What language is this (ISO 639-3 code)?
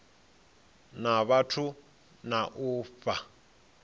ven